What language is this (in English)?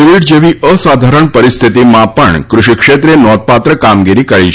Gujarati